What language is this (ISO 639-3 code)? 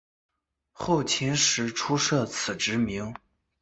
zho